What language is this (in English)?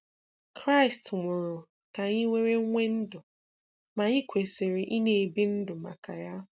Igbo